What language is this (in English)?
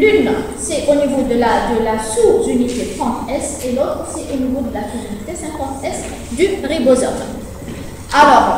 French